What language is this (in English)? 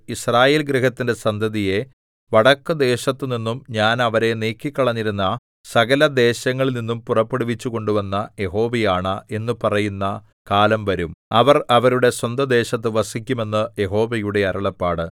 Malayalam